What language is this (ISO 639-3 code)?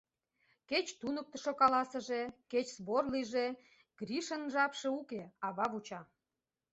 chm